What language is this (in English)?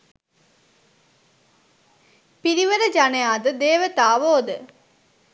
Sinhala